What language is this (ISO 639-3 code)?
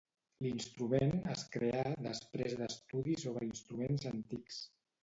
cat